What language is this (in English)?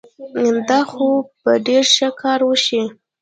Pashto